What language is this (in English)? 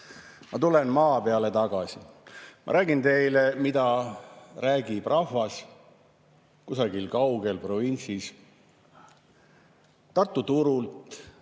Estonian